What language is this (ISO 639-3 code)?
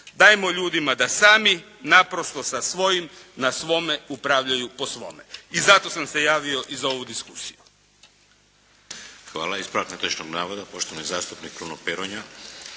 hrv